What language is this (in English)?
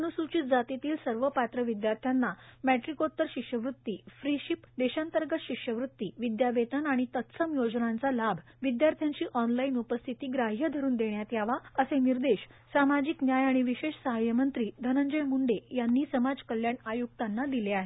Marathi